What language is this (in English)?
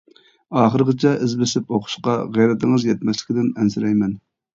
Uyghur